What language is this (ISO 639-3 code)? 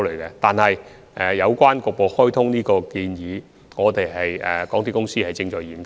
yue